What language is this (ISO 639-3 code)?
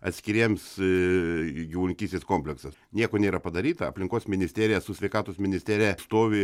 lit